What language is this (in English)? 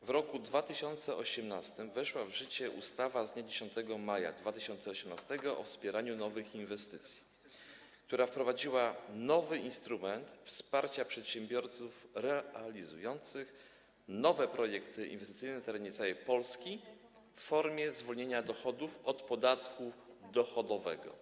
Polish